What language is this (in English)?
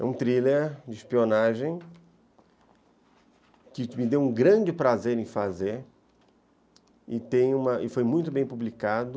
Portuguese